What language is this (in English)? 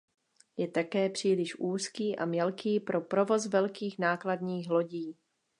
Czech